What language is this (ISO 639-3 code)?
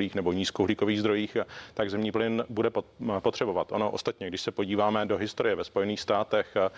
ces